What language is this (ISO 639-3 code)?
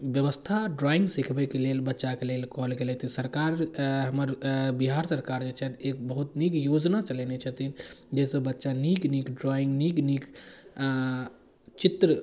mai